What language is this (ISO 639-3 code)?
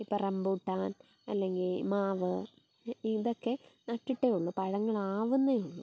mal